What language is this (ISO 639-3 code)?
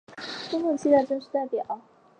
zho